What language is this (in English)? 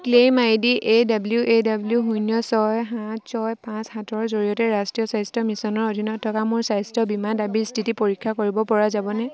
Assamese